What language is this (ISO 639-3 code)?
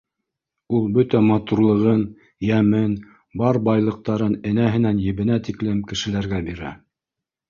bak